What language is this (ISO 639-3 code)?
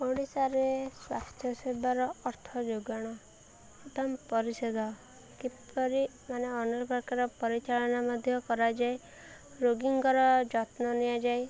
ori